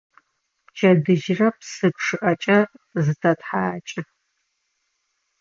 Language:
Adyghe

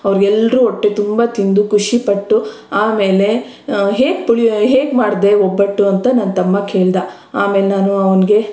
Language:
Kannada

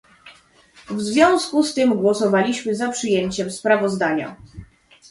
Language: Polish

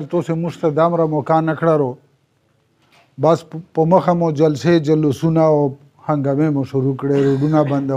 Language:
Romanian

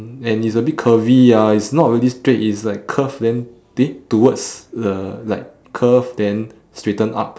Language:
English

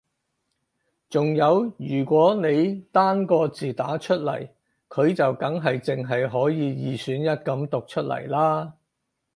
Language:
Cantonese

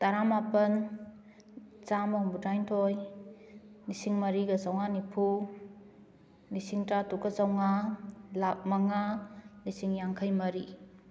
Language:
Manipuri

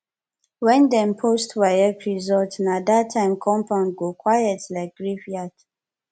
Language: Nigerian Pidgin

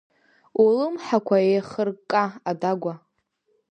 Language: Abkhazian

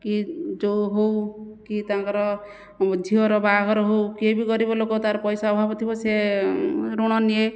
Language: Odia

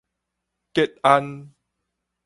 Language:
Min Nan Chinese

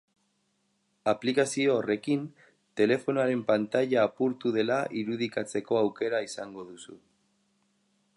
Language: Basque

